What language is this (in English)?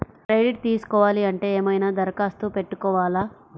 Telugu